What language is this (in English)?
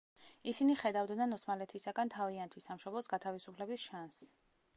Georgian